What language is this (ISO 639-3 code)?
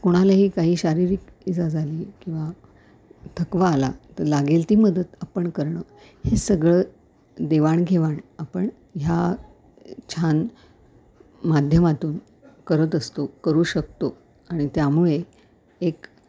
mar